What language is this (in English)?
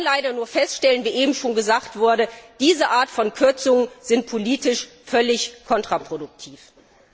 German